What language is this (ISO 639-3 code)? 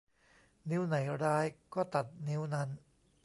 tha